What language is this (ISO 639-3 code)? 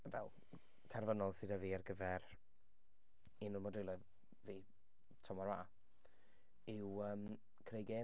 cym